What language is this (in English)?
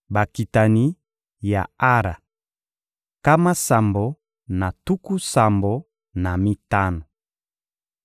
Lingala